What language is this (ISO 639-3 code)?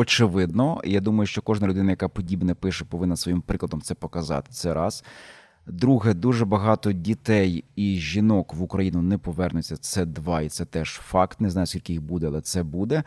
ukr